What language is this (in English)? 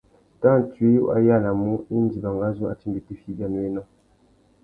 Tuki